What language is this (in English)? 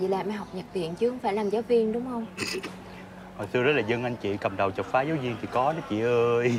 Vietnamese